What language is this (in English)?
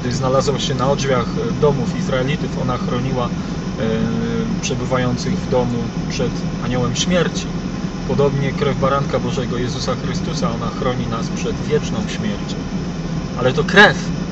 Polish